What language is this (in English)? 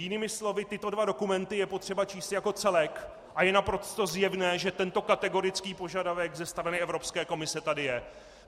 Czech